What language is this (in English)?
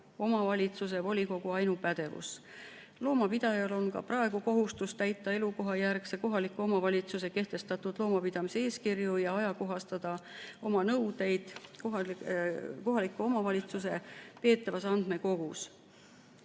Estonian